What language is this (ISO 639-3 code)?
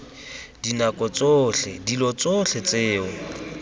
tsn